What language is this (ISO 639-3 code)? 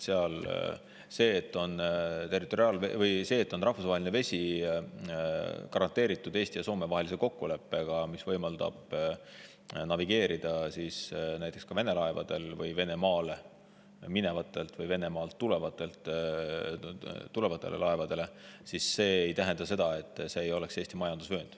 est